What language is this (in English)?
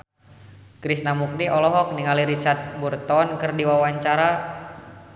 Sundanese